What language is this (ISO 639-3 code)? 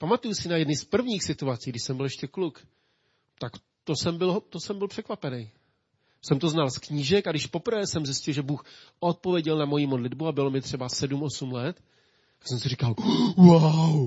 ces